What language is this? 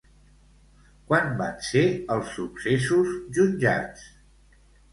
Catalan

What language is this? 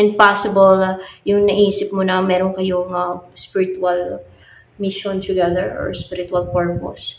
Filipino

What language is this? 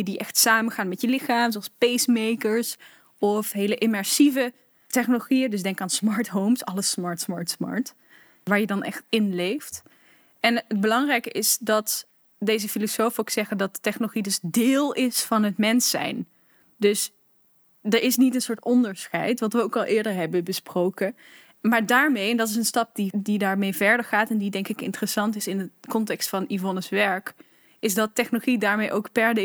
Dutch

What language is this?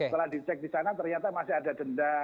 Indonesian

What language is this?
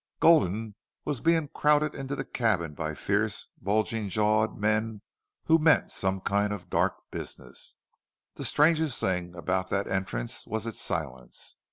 English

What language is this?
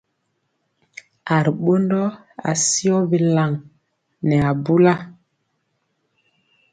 Mpiemo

